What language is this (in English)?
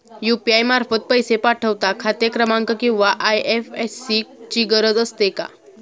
Marathi